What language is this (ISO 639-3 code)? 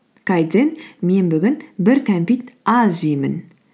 kaz